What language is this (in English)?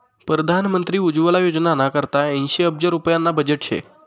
Marathi